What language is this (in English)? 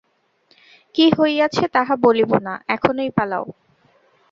Bangla